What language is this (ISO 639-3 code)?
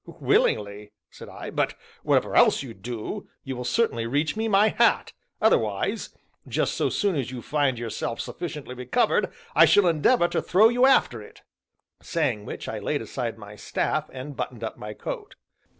eng